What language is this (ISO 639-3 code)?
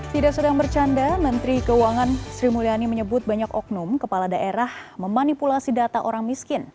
ind